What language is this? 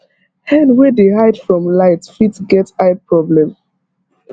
Nigerian Pidgin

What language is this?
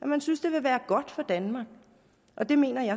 Danish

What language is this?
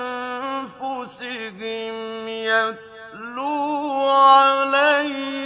Arabic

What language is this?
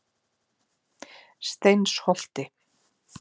Icelandic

